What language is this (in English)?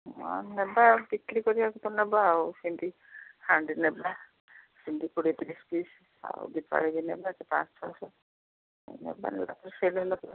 Odia